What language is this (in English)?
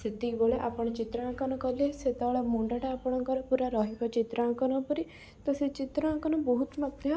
Odia